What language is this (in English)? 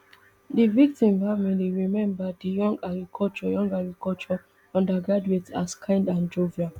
Nigerian Pidgin